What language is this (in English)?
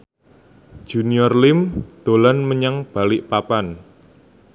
Javanese